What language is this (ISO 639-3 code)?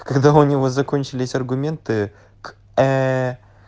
rus